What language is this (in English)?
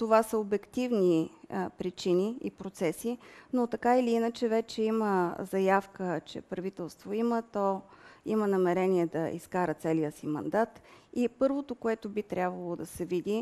Bulgarian